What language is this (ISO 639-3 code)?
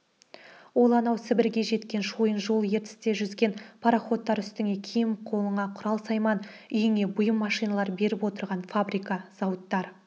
kaz